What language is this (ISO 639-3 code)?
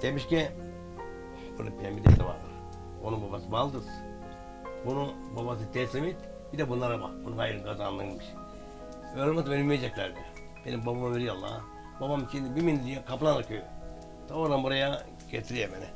tur